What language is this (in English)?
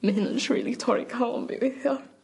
Welsh